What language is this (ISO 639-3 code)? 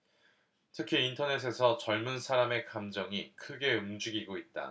kor